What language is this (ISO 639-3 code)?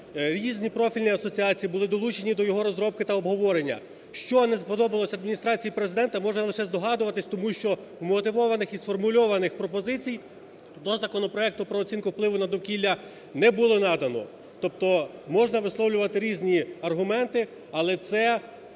ukr